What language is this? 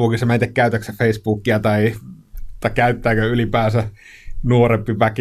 Finnish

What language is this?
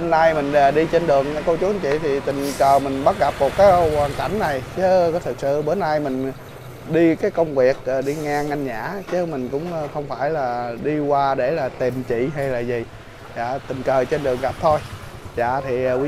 Vietnamese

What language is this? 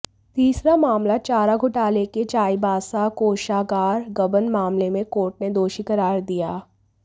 Hindi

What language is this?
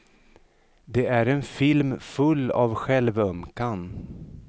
Swedish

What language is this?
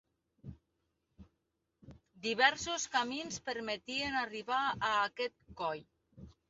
Catalan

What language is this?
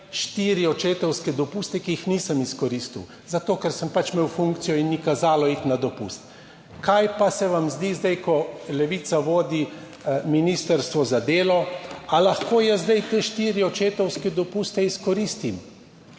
Slovenian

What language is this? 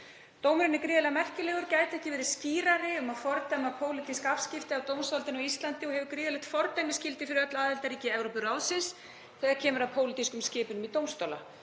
Icelandic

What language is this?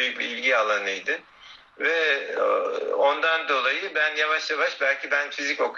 Turkish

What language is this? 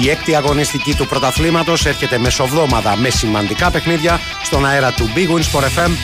Greek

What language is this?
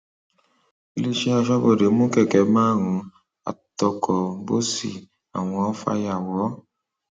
Yoruba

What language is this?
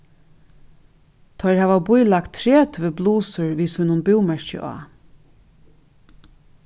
Faroese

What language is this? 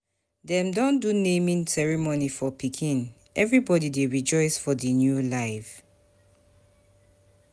Nigerian Pidgin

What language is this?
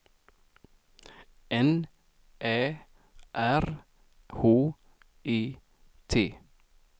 Swedish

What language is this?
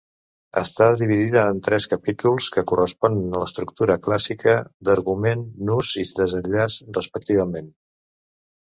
Catalan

